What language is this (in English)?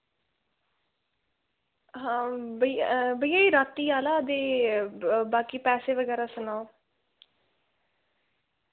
Dogri